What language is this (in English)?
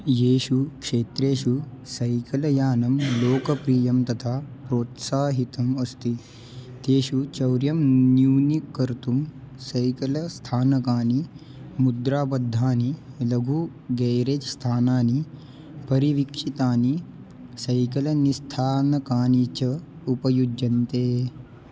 Sanskrit